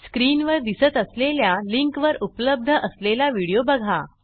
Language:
Marathi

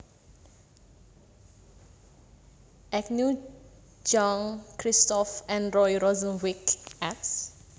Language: Javanese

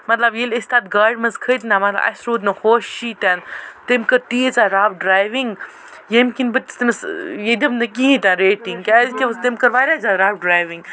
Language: Kashmiri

